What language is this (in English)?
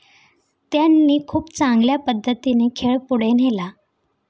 Marathi